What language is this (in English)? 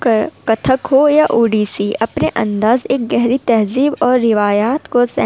Urdu